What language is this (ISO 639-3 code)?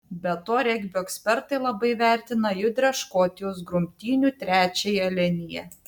lit